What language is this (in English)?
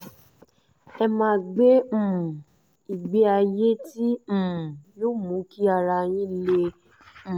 Yoruba